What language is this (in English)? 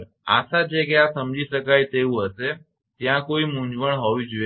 Gujarati